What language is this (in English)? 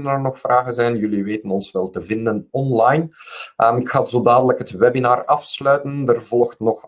Dutch